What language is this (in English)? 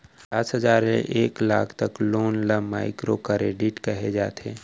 Chhattisgarhi